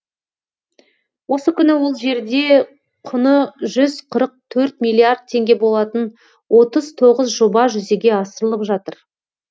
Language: Kazakh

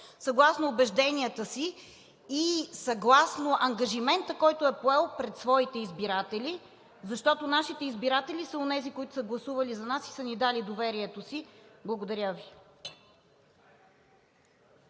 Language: Bulgarian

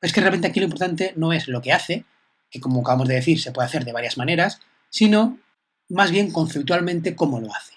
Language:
Spanish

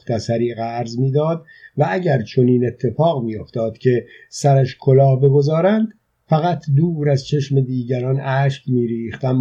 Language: Persian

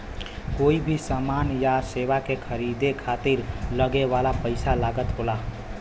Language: Bhojpuri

